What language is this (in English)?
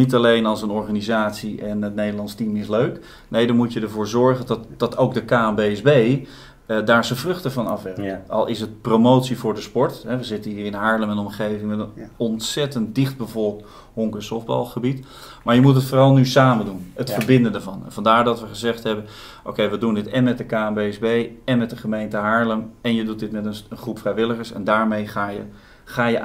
Dutch